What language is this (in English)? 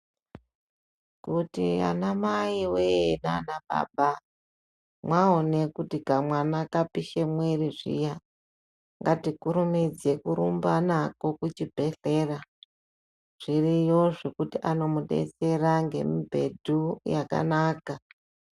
Ndau